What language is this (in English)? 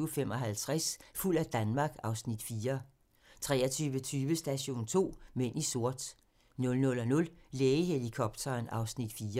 Danish